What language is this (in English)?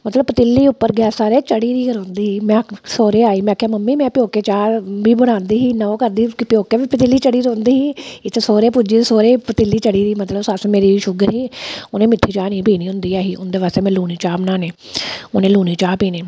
Dogri